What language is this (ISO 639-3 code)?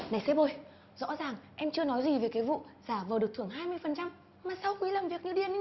vie